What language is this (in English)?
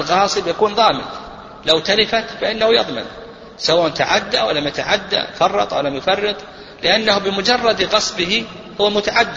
Arabic